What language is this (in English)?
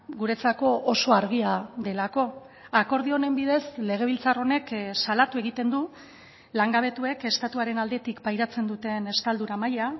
Basque